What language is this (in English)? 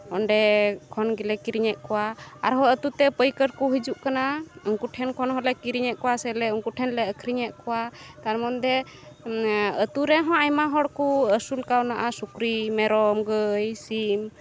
Santali